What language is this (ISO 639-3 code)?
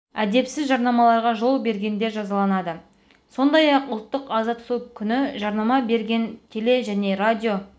kaz